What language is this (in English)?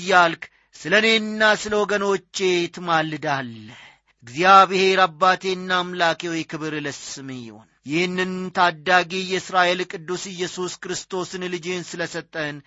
Amharic